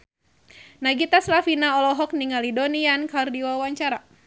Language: Sundanese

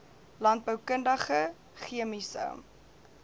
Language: Afrikaans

